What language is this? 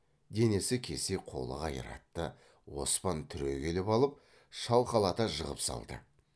Kazakh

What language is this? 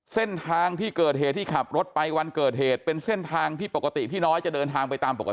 Thai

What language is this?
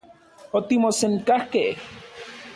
Central Puebla Nahuatl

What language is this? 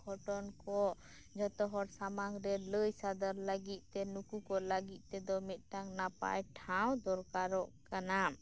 Santali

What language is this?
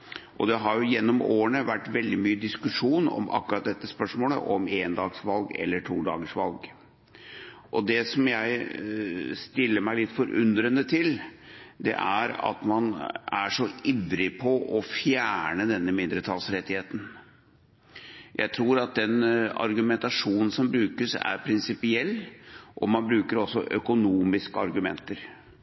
Norwegian Bokmål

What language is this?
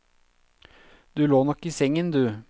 Norwegian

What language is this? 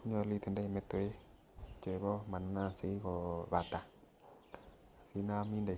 Kalenjin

